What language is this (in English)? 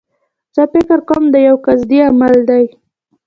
Pashto